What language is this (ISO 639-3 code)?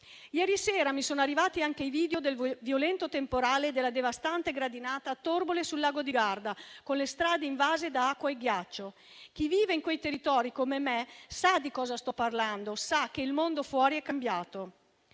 ita